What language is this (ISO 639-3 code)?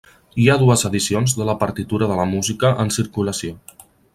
cat